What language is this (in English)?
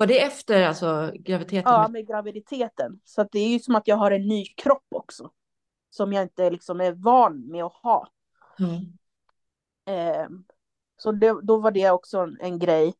Swedish